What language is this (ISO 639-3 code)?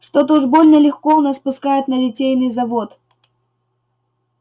rus